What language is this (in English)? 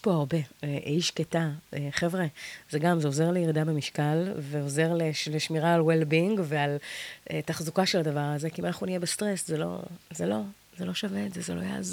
Hebrew